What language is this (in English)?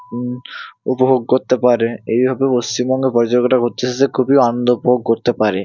Bangla